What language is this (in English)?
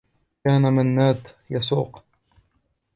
Arabic